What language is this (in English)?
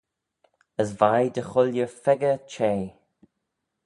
Manx